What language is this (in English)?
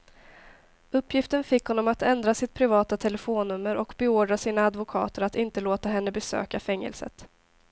Swedish